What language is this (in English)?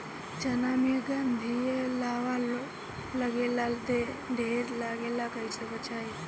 Bhojpuri